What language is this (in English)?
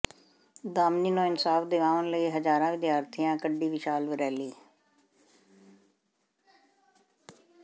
Punjabi